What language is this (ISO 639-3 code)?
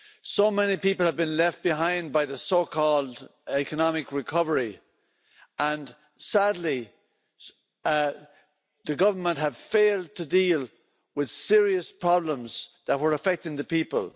eng